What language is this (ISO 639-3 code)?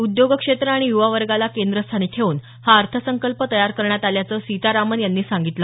mar